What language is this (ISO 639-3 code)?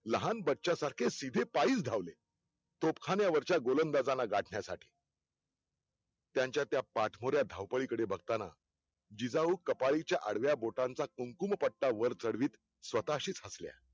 mar